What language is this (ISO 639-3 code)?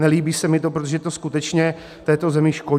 ces